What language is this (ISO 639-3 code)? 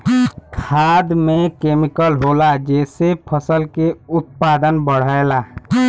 bho